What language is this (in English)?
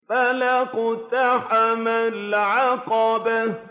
Arabic